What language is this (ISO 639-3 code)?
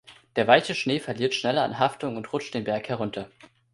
deu